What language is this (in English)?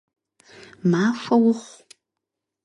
Kabardian